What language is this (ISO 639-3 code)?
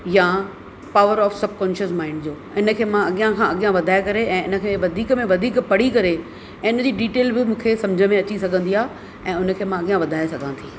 snd